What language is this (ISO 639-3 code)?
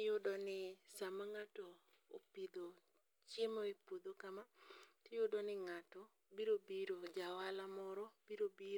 luo